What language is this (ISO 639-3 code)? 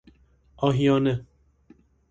fas